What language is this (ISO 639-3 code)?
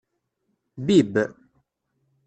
kab